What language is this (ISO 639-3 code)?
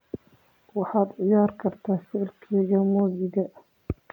som